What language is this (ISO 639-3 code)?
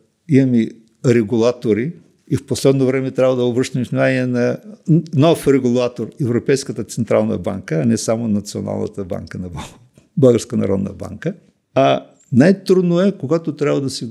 bul